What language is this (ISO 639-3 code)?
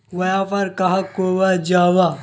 mag